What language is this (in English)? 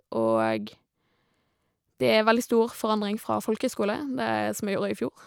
Norwegian